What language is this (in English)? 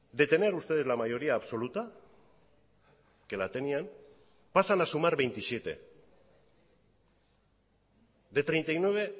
Spanish